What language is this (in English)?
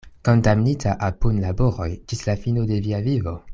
Esperanto